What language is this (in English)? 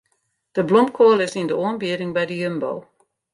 Western Frisian